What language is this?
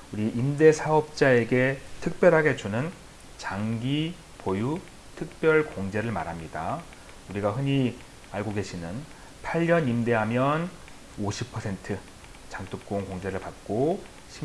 Korean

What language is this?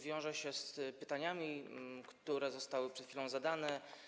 Polish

